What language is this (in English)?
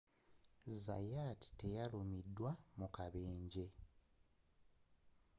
Ganda